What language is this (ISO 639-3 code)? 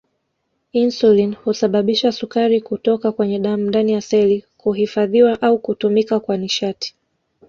swa